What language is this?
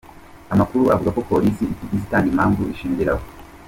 Kinyarwanda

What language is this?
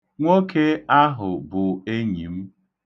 Igbo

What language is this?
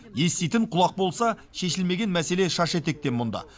Kazakh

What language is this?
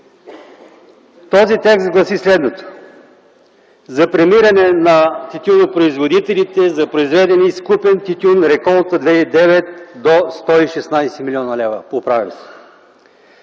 Bulgarian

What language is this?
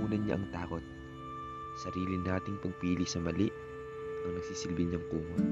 Filipino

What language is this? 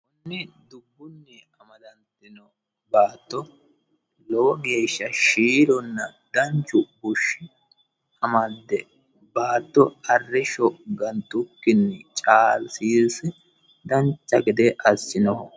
Sidamo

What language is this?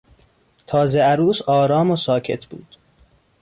Persian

